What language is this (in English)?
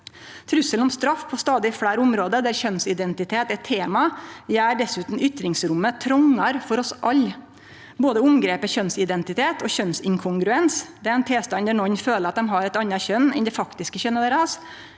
Norwegian